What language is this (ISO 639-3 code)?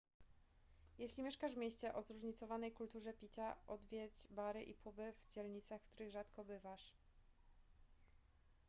pol